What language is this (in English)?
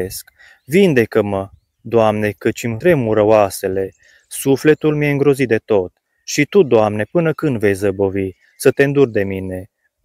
Romanian